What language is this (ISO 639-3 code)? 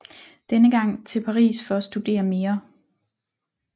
dan